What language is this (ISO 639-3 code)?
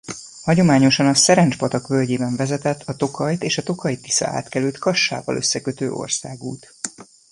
hun